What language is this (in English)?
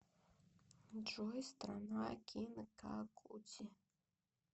Russian